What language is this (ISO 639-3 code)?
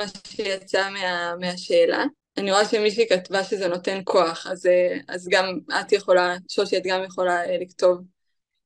heb